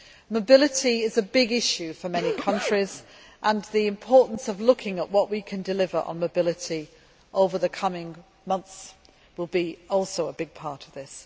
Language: English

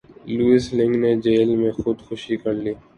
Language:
Urdu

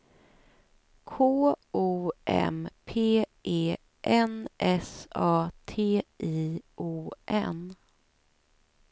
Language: Swedish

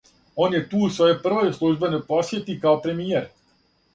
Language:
Serbian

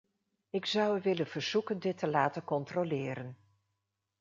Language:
Dutch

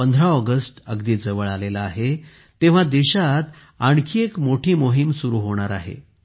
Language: Marathi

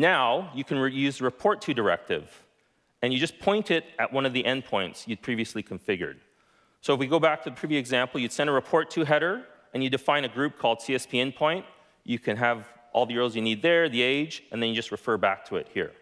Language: English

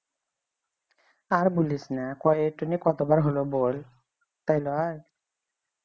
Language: Bangla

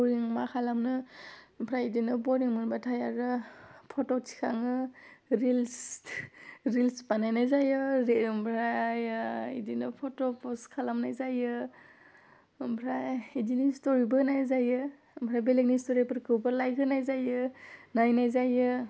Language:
Bodo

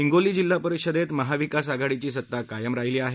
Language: Marathi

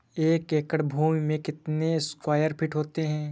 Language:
Hindi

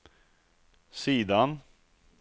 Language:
Swedish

